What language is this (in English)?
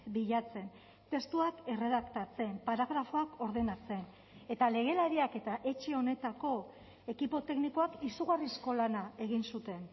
Basque